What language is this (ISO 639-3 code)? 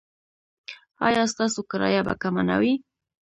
pus